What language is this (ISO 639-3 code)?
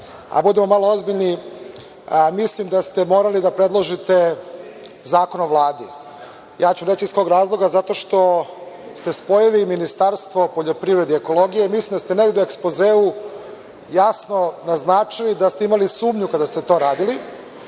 srp